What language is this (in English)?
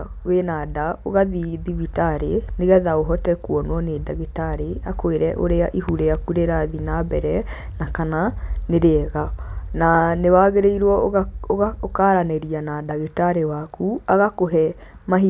Kikuyu